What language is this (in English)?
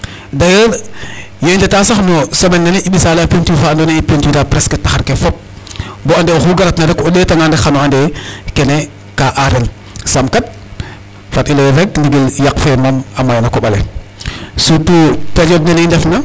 Serer